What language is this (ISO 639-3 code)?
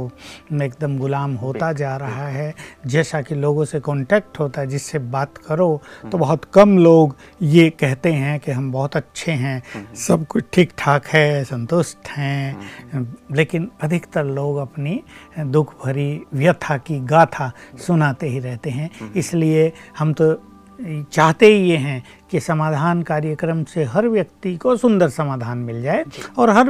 hin